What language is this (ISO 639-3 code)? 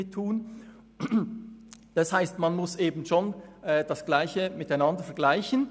gsw